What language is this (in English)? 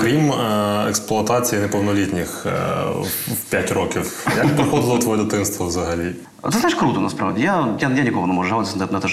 Ukrainian